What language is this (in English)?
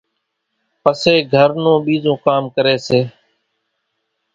Kachi Koli